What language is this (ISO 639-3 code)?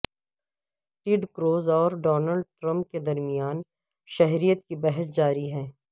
urd